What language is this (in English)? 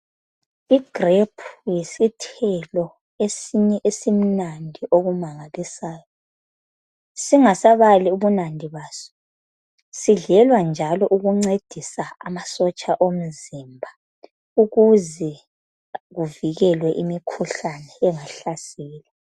North Ndebele